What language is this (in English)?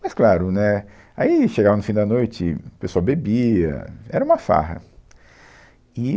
Portuguese